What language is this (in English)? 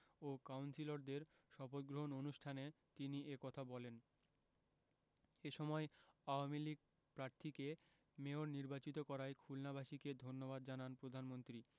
Bangla